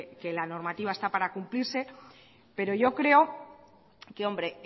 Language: Spanish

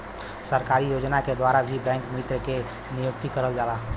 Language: Bhojpuri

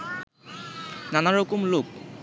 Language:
Bangla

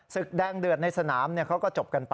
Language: Thai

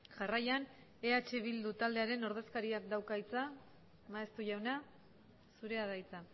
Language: Basque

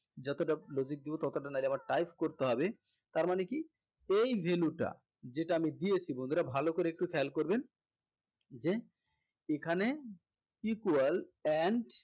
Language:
Bangla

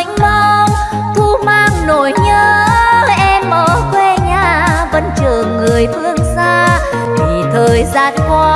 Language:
Vietnamese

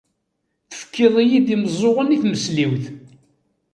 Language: Kabyle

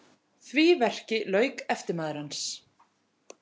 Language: Icelandic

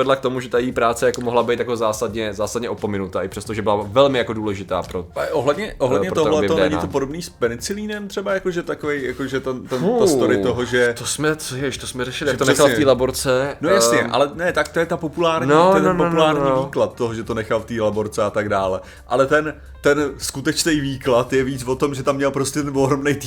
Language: Czech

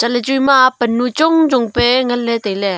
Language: Wancho Naga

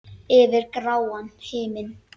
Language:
Icelandic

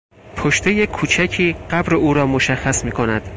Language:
Persian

